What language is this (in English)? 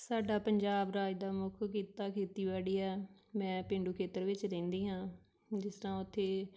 Punjabi